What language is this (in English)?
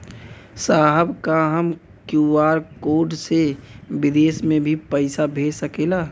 Bhojpuri